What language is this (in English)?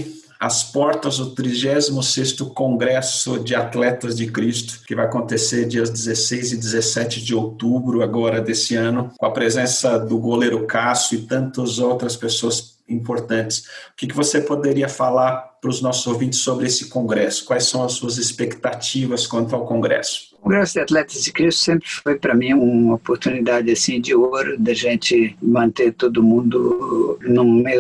Portuguese